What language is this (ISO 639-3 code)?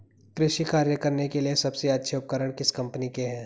hin